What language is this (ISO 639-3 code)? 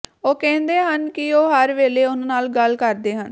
pan